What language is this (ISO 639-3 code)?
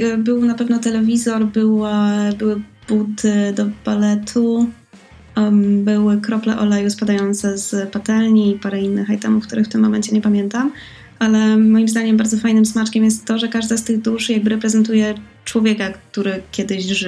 pol